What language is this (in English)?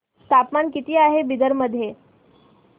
Marathi